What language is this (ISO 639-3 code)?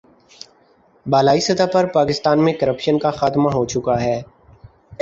urd